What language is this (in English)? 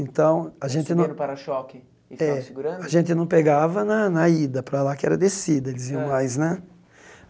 Portuguese